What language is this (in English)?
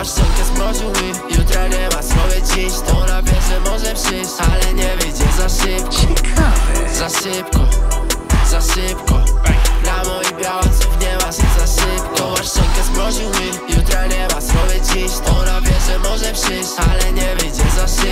Polish